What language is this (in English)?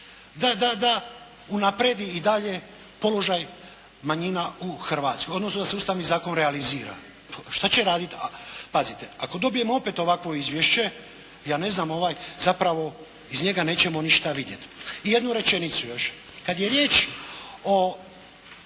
Croatian